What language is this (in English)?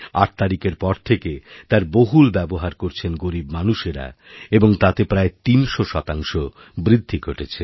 Bangla